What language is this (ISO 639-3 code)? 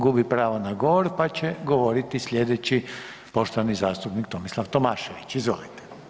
hrv